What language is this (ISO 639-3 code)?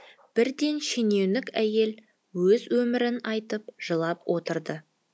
kaz